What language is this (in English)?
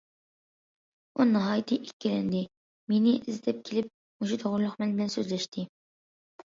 Uyghur